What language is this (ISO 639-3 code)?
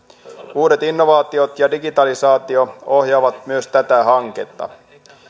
fin